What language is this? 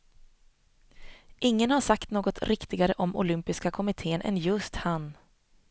Swedish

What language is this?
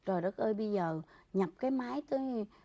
Vietnamese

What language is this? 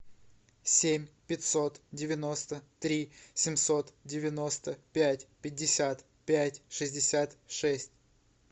Russian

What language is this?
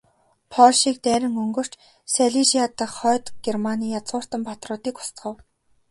Mongolian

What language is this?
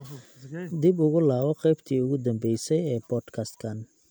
Somali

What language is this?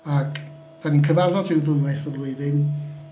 Welsh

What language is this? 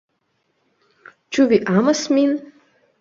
Esperanto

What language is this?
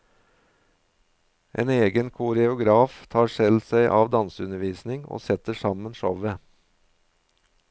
Norwegian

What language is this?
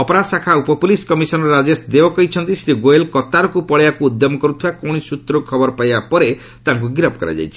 Odia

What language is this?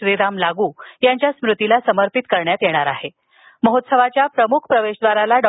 Marathi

